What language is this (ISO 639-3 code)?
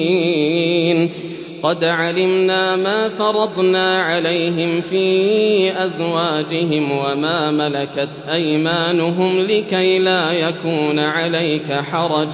ara